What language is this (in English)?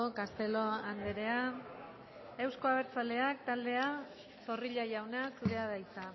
Basque